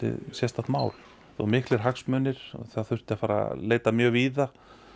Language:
Icelandic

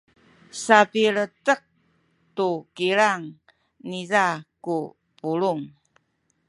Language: Sakizaya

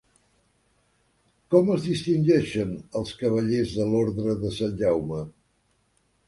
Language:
Catalan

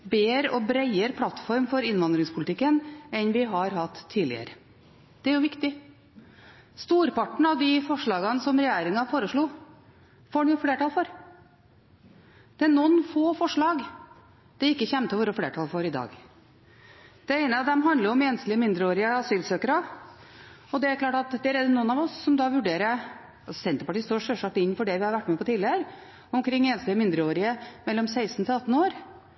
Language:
Norwegian Bokmål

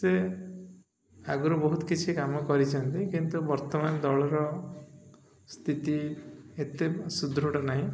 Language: Odia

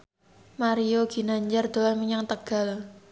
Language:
Javanese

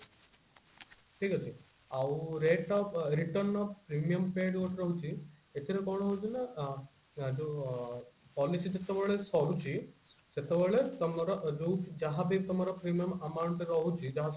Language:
Odia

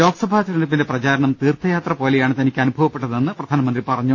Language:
Malayalam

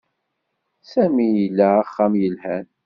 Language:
Kabyle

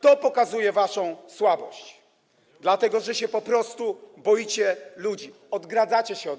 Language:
Polish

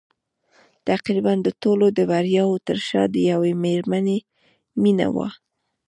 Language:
Pashto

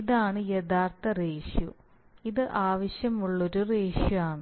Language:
Malayalam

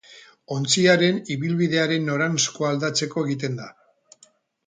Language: Basque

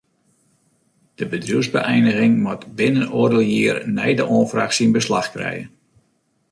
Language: Western Frisian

